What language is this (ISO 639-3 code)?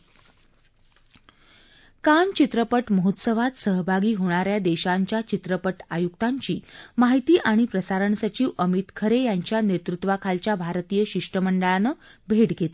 mar